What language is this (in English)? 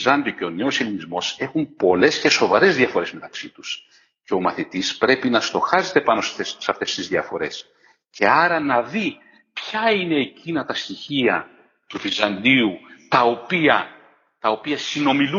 Greek